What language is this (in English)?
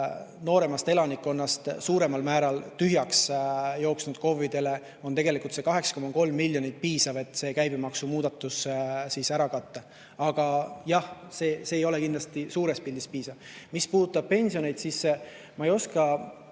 Estonian